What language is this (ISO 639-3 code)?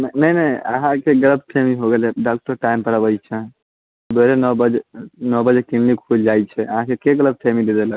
mai